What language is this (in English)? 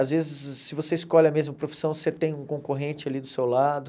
Portuguese